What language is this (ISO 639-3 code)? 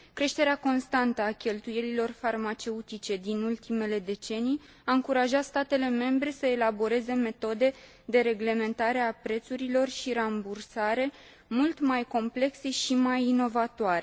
ron